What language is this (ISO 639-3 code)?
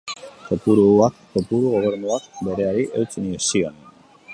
eus